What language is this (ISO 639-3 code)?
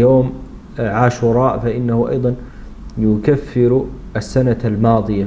ara